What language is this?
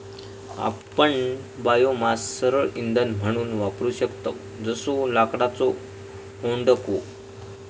Marathi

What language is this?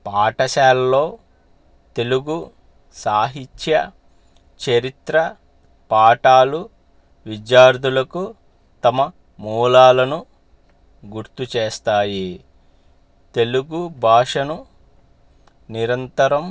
Telugu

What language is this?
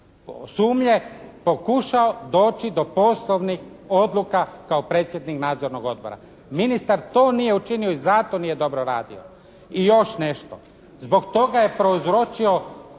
Croatian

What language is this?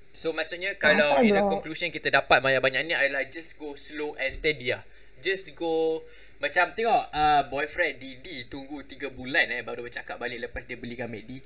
Malay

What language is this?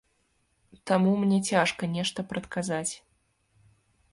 Belarusian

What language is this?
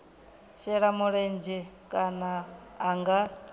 Venda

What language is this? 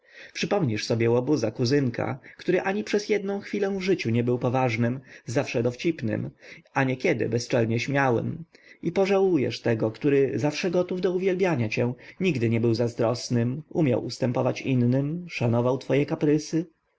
Polish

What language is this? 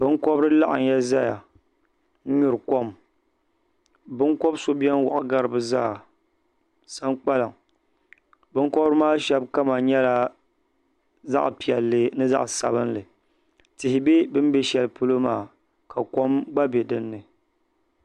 Dagbani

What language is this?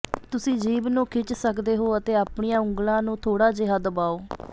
Punjabi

